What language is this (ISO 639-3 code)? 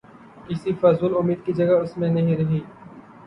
urd